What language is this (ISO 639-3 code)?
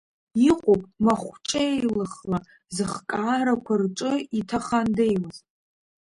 abk